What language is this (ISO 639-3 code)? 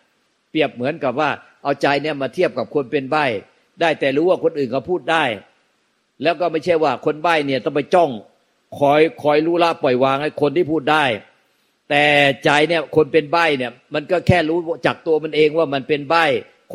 tha